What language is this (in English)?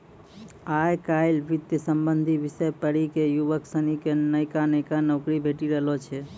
Maithili